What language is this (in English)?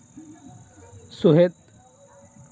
Santali